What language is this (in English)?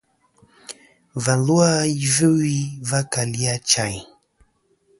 Kom